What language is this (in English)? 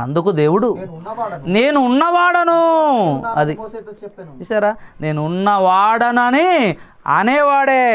Hindi